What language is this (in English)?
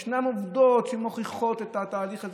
Hebrew